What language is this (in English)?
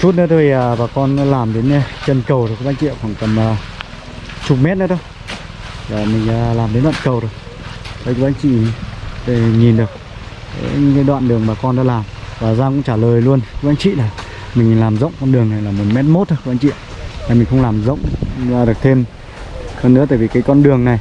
Vietnamese